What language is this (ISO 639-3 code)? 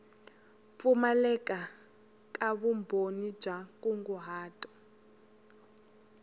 tso